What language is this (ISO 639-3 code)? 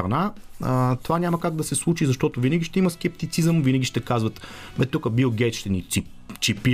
bul